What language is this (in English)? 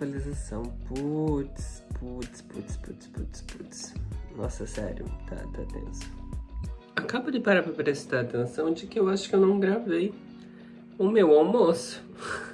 Portuguese